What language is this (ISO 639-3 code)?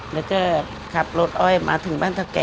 tha